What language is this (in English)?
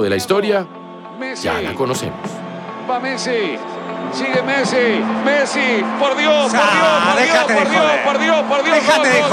Spanish